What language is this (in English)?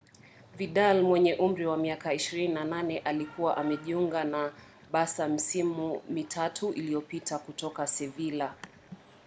Swahili